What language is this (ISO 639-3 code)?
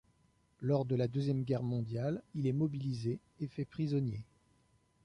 fra